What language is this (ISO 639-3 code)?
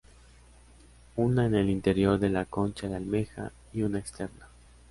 spa